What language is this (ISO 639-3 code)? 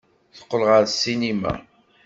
kab